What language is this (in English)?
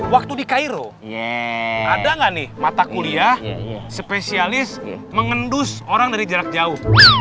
Indonesian